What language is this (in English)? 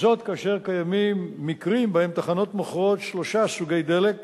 Hebrew